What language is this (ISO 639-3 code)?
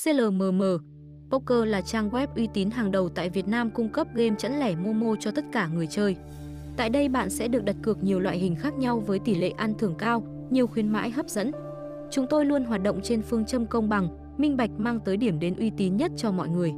vie